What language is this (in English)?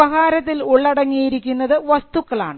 Malayalam